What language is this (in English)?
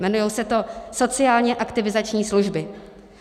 Czech